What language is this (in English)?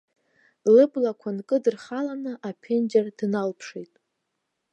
Abkhazian